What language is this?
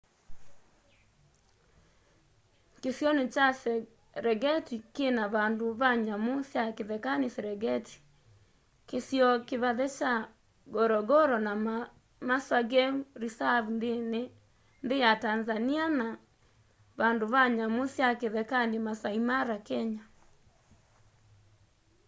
Kamba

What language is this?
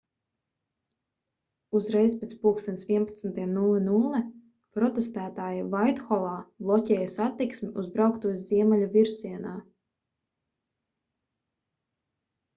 Latvian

